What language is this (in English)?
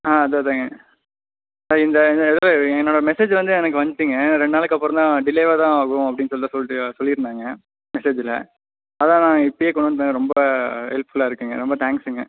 Tamil